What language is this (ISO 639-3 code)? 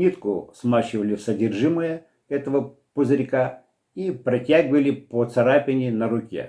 rus